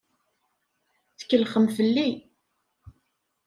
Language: Kabyle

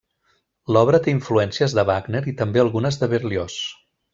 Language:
Catalan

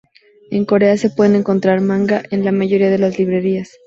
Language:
Spanish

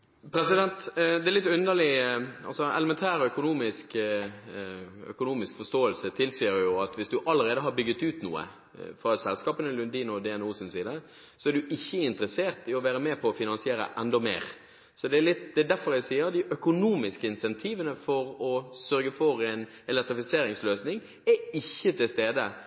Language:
Norwegian Bokmål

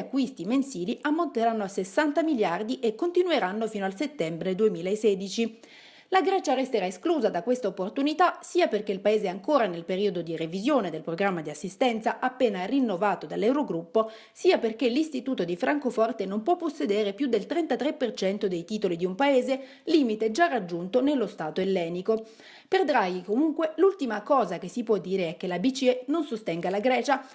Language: Italian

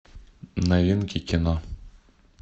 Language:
Russian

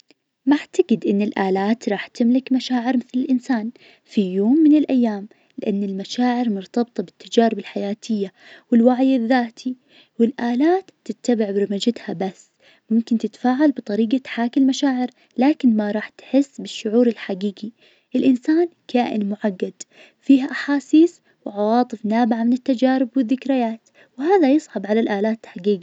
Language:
Najdi Arabic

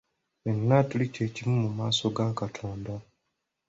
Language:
Ganda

